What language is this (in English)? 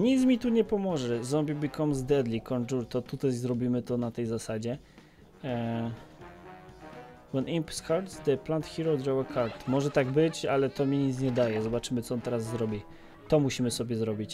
Polish